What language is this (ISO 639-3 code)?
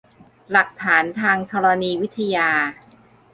tha